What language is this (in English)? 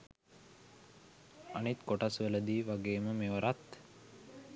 Sinhala